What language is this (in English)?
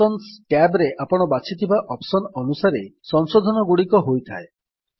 Odia